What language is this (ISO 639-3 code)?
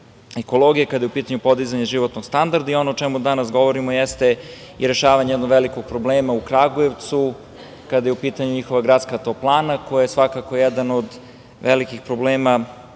srp